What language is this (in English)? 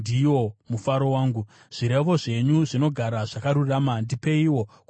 Shona